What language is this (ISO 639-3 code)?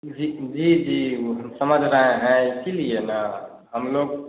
hin